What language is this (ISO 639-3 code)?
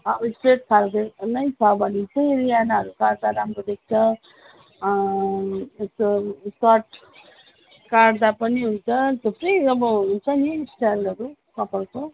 nep